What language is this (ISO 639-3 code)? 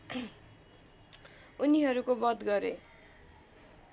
nep